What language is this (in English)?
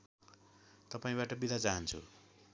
Nepali